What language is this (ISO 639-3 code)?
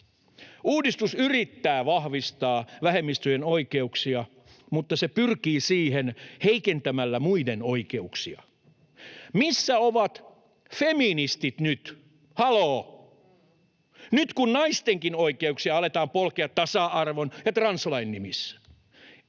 fin